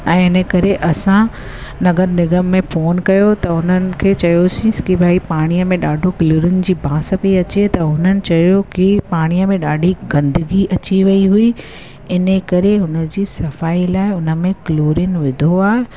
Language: Sindhi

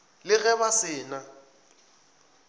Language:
Northern Sotho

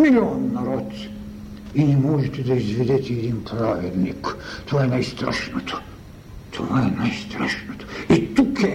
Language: Bulgarian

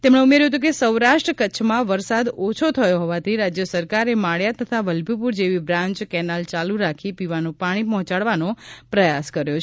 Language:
Gujarati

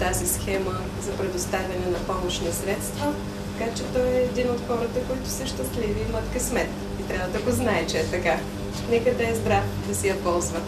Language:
Bulgarian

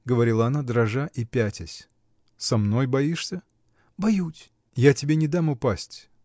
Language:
Russian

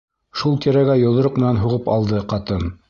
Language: Bashkir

